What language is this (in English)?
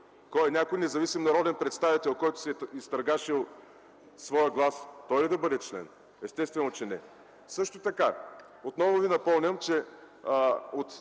Bulgarian